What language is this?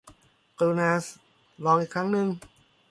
Thai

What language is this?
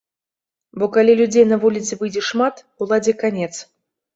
Belarusian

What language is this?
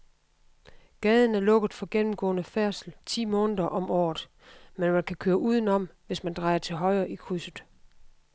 Danish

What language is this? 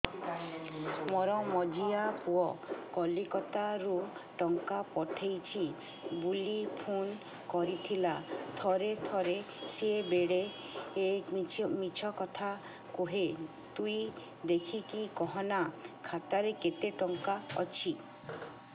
Odia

